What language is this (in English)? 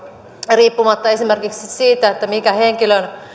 Finnish